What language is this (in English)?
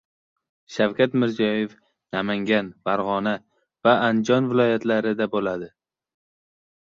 Uzbek